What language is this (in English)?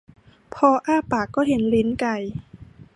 Thai